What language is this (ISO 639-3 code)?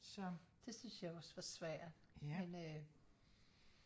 dan